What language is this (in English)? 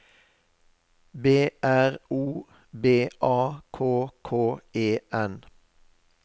Norwegian